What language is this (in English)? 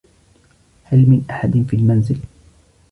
Arabic